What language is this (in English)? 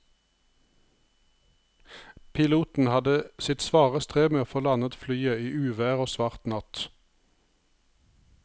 Norwegian